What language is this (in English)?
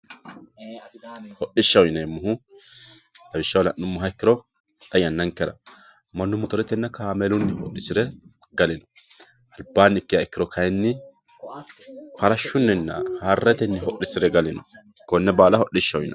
Sidamo